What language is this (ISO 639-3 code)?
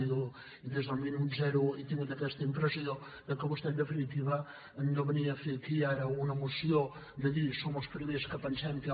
cat